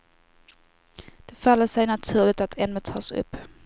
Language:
Swedish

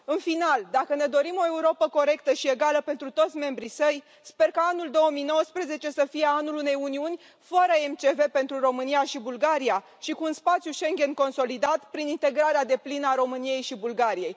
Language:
Romanian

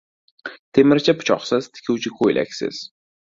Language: Uzbek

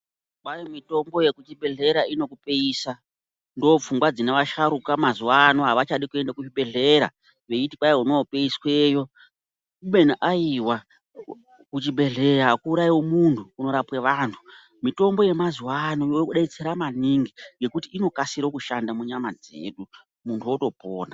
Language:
Ndau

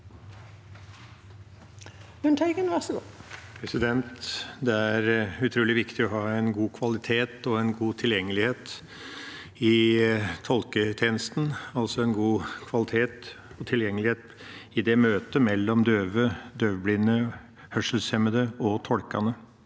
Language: Norwegian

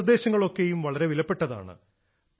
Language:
Malayalam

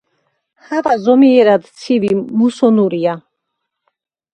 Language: Georgian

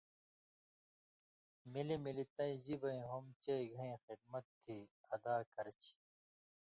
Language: Indus Kohistani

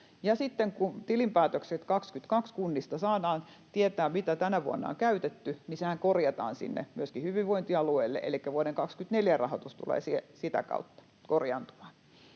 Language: Finnish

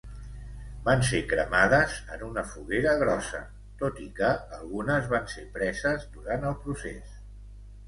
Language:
Catalan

